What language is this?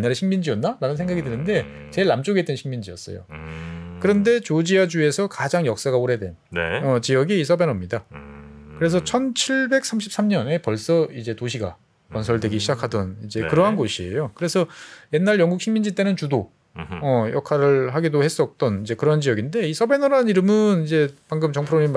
Korean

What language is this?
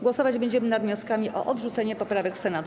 Polish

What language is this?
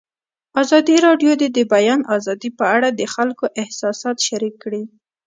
Pashto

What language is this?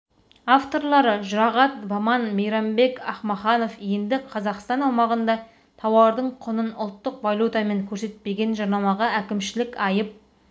Kazakh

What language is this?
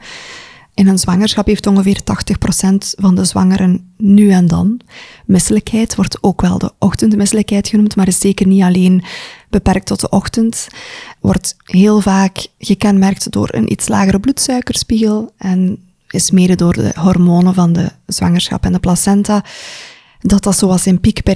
Dutch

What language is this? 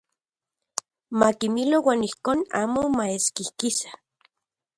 Central Puebla Nahuatl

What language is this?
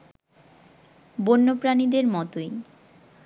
Bangla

